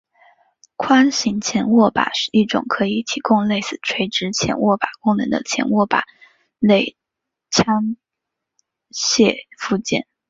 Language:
Chinese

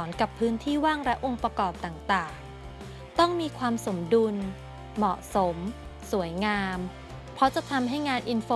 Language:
Thai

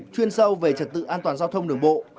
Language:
Vietnamese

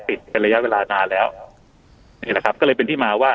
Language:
Thai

